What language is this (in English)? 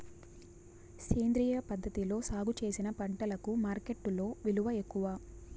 Telugu